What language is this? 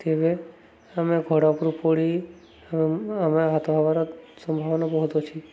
Odia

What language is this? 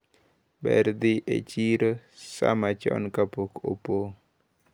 Luo (Kenya and Tanzania)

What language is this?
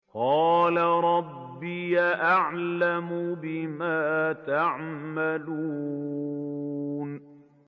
Arabic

